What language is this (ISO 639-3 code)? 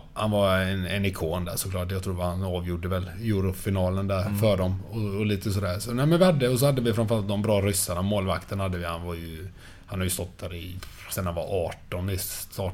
swe